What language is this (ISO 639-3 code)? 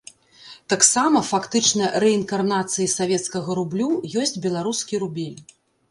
bel